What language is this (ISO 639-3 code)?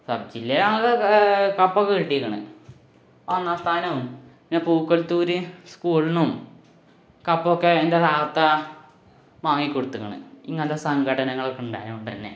mal